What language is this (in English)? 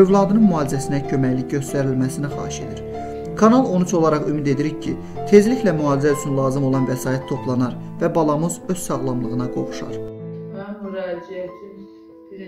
Turkish